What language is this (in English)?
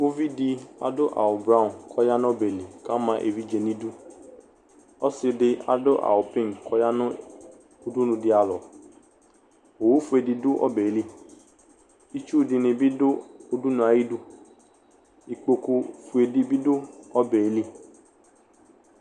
Ikposo